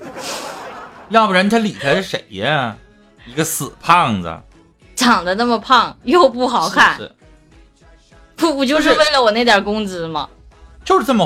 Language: Chinese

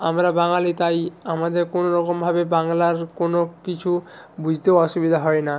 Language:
Bangla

